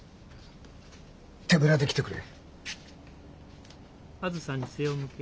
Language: Japanese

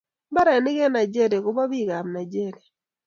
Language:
Kalenjin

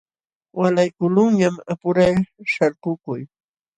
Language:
Jauja Wanca Quechua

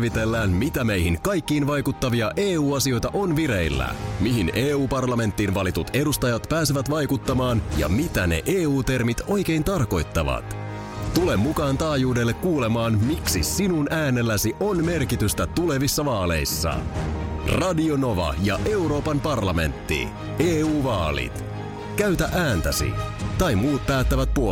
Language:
Finnish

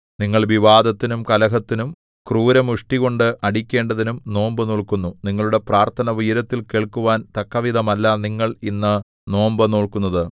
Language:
Malayalam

